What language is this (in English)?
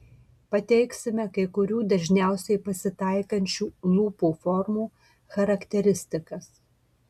Lithuanian